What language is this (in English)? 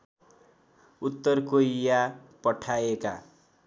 Nepali